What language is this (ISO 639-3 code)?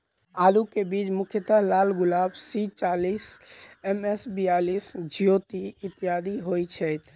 mai